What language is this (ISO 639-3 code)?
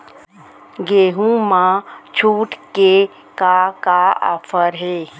hne